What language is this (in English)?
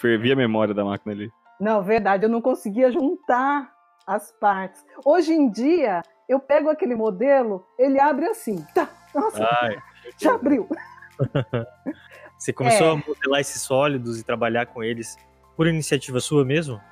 Portuguese